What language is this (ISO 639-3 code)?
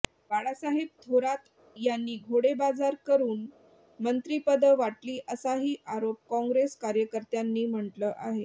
mar